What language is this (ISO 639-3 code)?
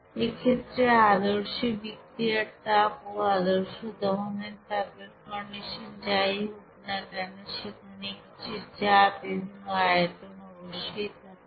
ben